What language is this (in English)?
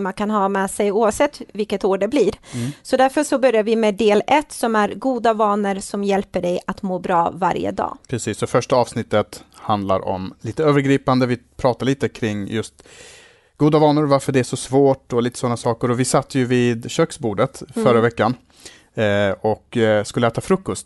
Swedish